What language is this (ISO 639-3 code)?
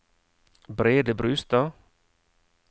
nor